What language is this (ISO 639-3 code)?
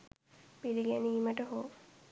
sin